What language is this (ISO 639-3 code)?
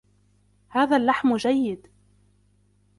ara